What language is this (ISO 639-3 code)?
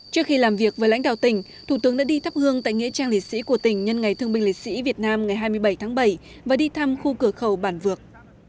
vie